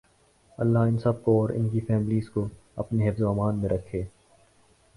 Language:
Urdu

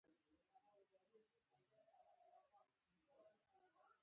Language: Pashto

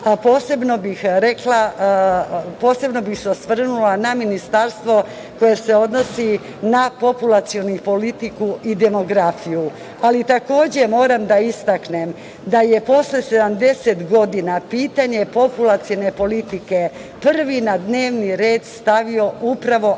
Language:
Serbian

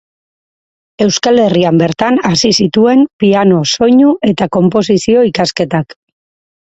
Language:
Basque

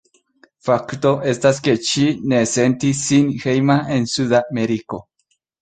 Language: Esperanto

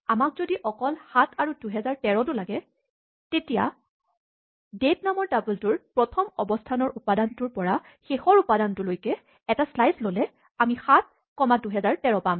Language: Assamese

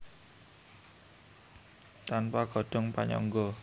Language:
Javanese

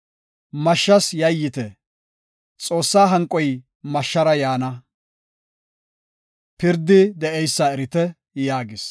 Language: Gofa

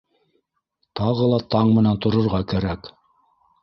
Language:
Bashkir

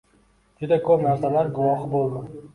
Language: Uzbek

